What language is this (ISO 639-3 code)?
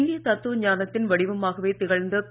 tam